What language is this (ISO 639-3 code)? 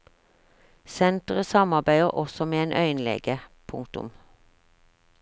nor